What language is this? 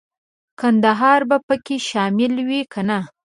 Pashto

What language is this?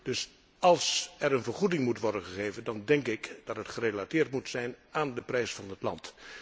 Dutch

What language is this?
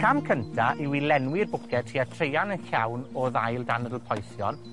Welsh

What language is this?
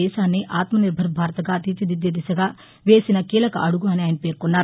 Telugu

